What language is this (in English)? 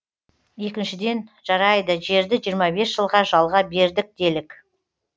Kazakh